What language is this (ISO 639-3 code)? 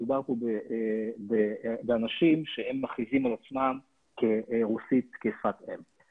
heb